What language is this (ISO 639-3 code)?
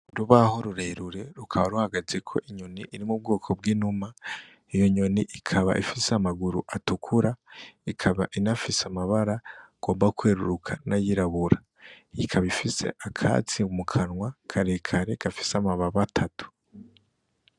run